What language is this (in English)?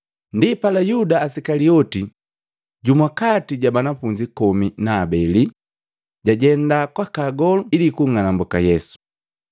Matengo